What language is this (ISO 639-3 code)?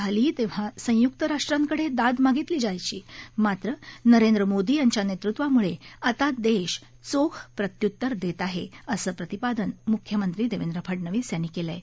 mar